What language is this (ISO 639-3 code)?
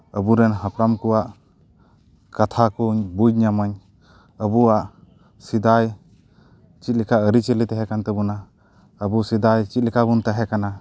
sat